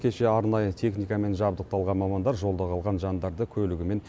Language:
Kazakh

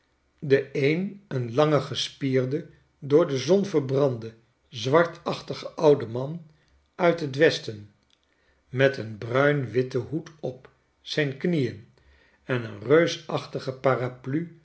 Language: Dutch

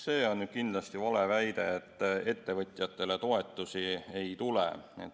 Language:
Estonian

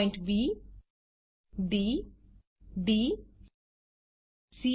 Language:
Gujarati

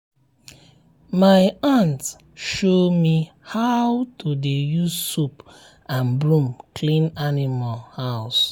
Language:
Nigerian Pidgin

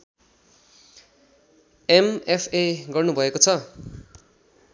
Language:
Nepali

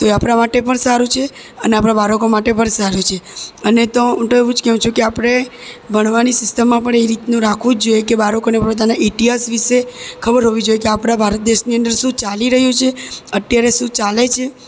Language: Gujarati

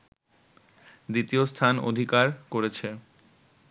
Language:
Bangla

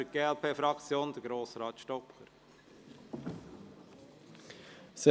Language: Swiss German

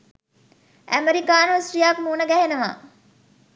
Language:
Sinhala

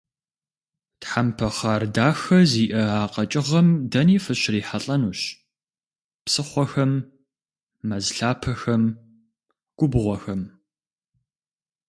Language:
Kabardian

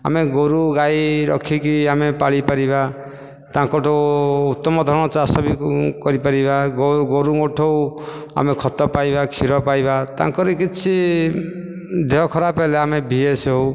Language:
Odia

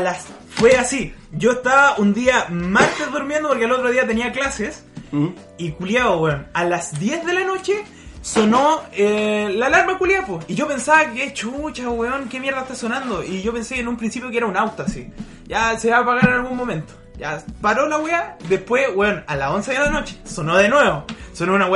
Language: Spanish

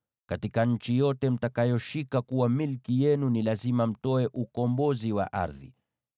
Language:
Swahili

